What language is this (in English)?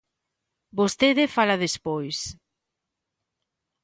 Galician